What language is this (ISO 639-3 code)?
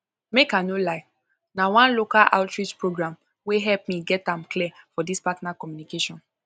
pcm